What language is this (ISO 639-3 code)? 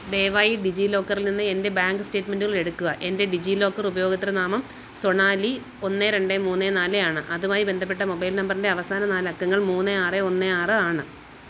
mal